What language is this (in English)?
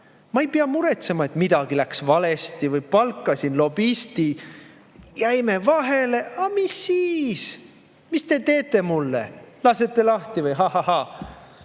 Estonian